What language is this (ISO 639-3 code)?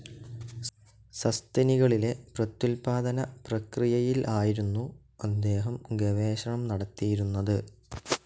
mal